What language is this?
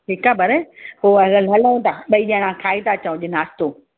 Sindhi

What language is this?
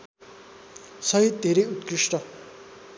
Nepali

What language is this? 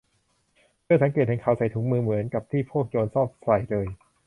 Thai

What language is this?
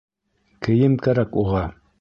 Bashkir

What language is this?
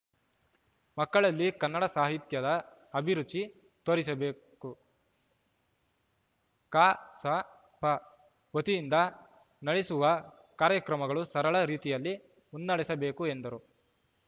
Kannada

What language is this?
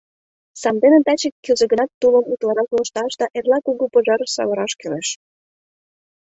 Mari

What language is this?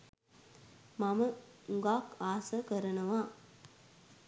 Sinhala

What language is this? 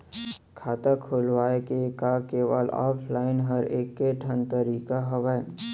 Chhattisgarhi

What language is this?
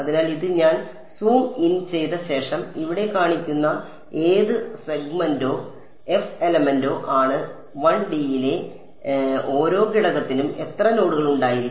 Malayalam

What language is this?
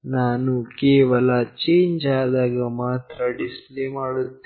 Kannada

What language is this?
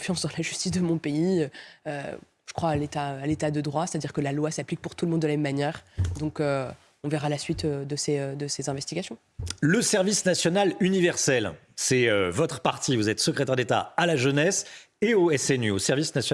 French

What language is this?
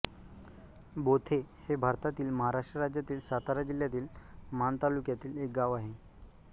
Marathi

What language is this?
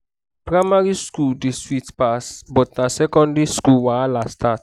Nigerian Pidgin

